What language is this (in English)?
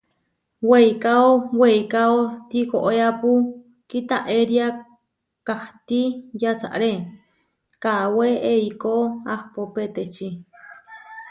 Huarijio